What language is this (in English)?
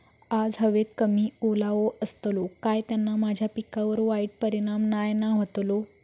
Marathi